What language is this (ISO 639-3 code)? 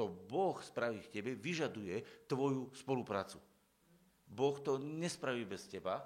slk